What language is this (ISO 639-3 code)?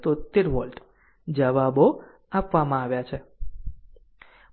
guj